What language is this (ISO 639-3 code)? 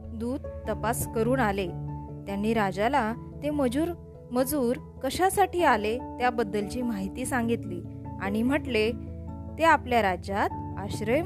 mar